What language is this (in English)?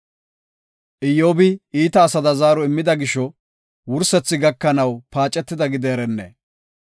Gofa